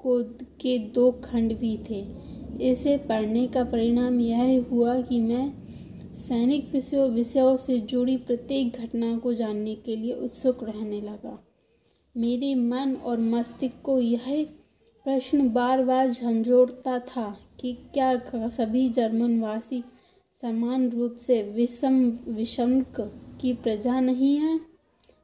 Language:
Hindi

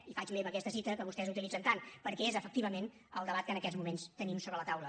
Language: Catalan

